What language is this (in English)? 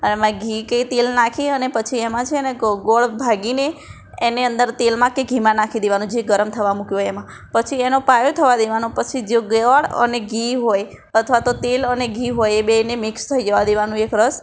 Gujarati